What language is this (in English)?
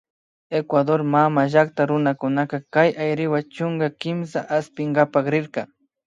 Imbabura Highland Quichua